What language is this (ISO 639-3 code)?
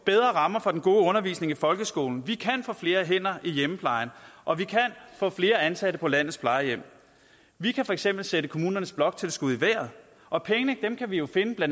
dan